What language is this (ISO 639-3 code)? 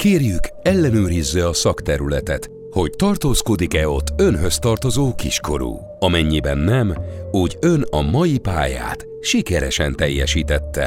hun